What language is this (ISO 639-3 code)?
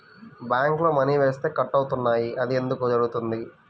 tel